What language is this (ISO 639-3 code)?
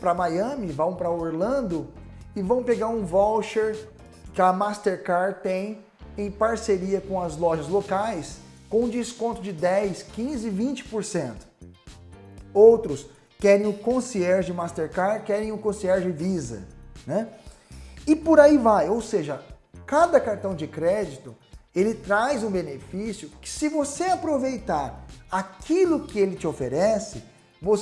por